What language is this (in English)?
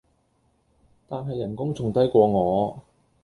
Cantonese